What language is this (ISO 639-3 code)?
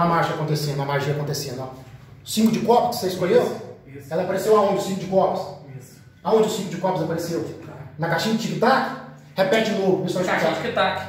por